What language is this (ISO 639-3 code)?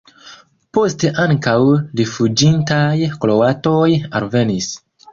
epo